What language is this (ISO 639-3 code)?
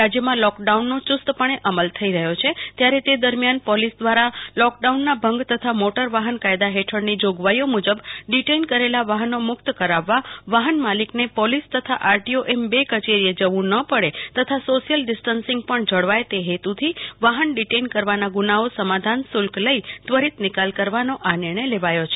guj